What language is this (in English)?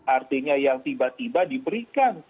Indonesian